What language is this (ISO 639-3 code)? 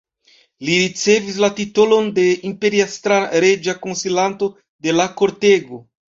epo